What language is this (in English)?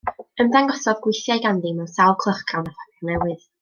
Welsh